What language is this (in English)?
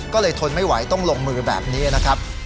Thai